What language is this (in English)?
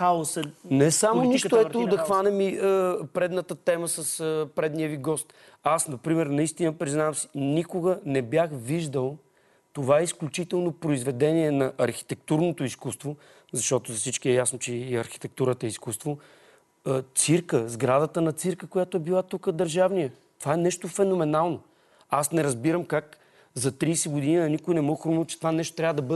Bulgarian